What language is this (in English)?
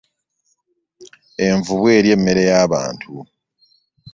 Ganda